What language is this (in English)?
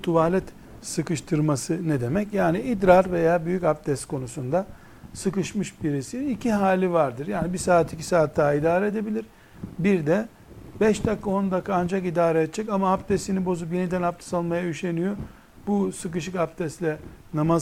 Turkish